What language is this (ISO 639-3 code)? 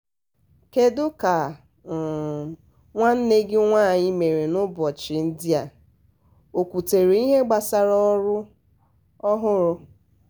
ibo